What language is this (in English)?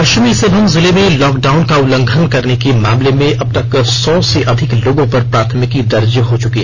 Hindi